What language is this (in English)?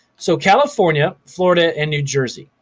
English